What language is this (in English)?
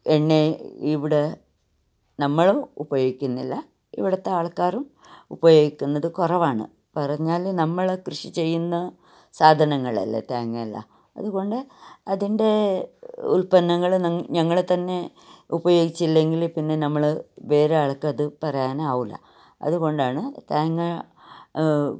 Malayalam